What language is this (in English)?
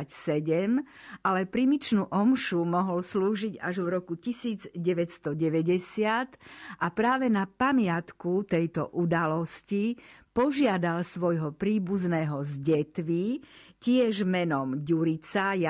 Slovak